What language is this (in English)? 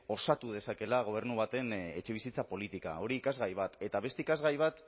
Basque